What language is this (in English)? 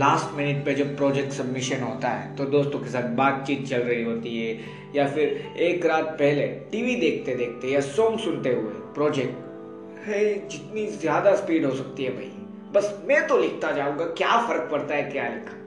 Hindi